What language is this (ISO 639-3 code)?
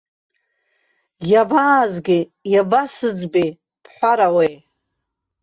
abk